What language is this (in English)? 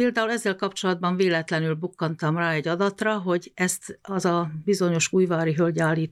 Hungarian